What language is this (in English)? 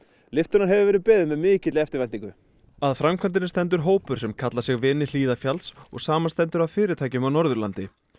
Icelandic